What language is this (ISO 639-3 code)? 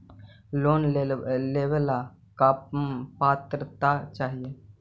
mag